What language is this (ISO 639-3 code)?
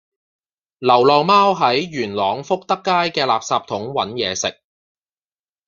yue